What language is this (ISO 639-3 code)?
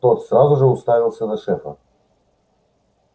rus